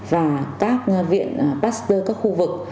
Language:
Vietnamese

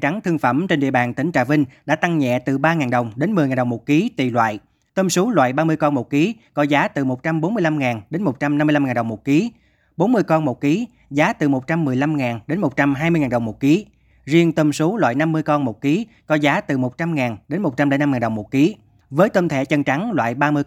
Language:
Vietnamese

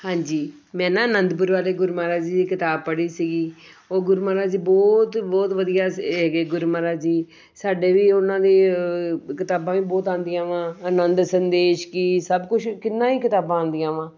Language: Punjabi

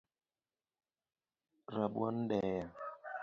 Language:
Luo (Kenya and Tanzania)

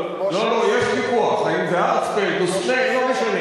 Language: Hebrew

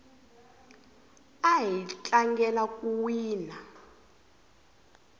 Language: Tsonga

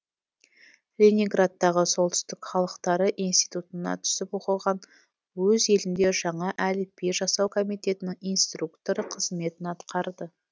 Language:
Kazakh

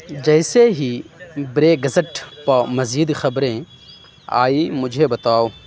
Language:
Urdu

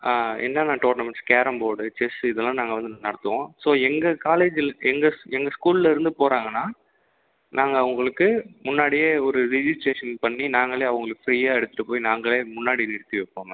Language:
Tamil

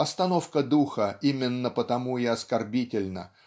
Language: Russian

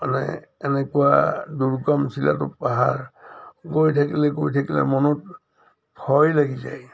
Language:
Assamese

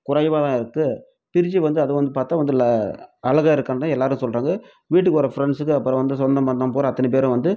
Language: Tamil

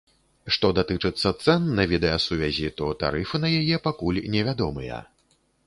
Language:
Belarusian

